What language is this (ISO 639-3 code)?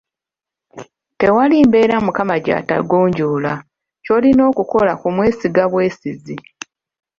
lug